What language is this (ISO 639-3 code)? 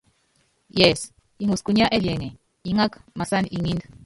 yav